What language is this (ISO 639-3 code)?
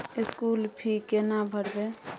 mai